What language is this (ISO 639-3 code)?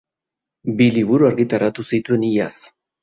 eus